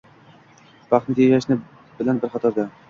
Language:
Uzbek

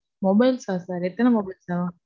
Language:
Tamil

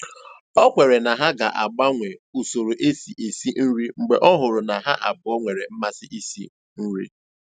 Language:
Igbo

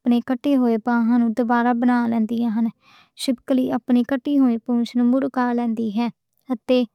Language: Western Panjabi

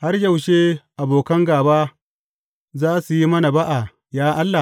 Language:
Hausa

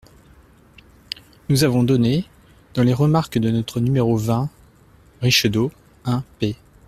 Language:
French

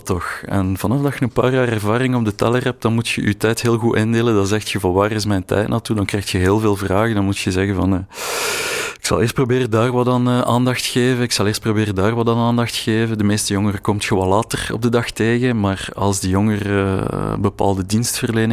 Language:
Dutch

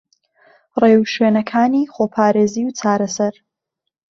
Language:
Central Kurdish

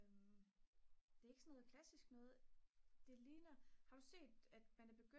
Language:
Danish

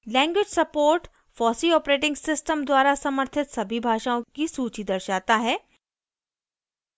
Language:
Hindi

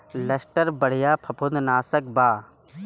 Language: Bhojpuri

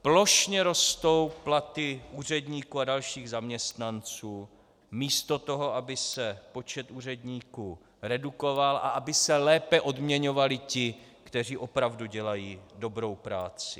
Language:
Czech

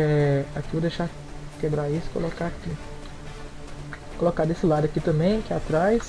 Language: Portuguese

